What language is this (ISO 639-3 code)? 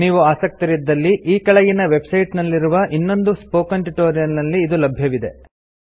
kan